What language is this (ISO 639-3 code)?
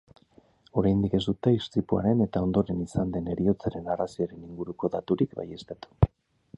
eus